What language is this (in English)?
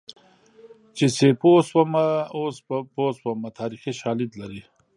Pashto